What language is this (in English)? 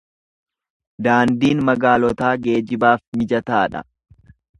Oromo